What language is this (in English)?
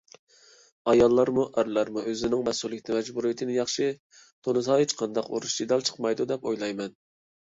Uyghur